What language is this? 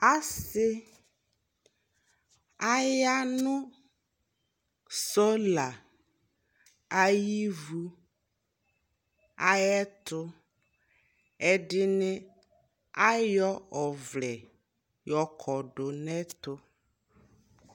Ikposo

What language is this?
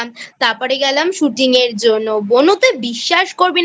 Bangla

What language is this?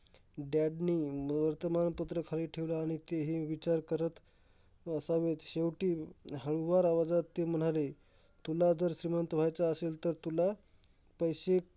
Marathi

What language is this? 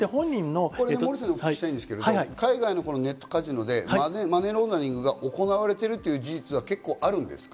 Japanese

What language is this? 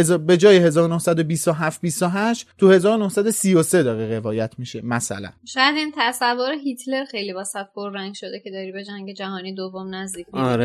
Persian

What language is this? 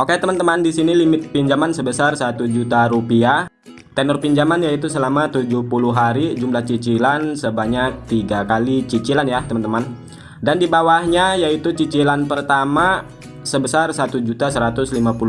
Indonesian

